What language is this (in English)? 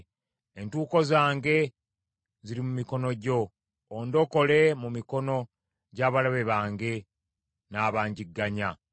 Ganda